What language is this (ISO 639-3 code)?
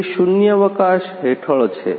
guj